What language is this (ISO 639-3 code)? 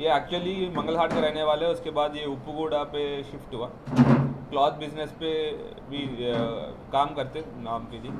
hin